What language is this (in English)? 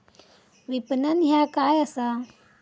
Marathi